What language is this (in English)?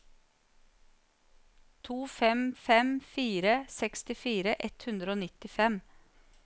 Norwegian